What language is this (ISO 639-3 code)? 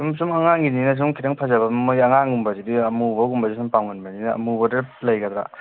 mni